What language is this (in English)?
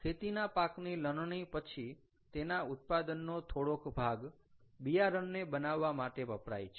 Gujarati